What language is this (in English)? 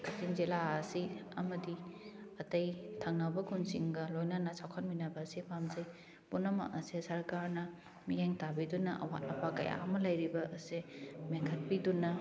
Manipuri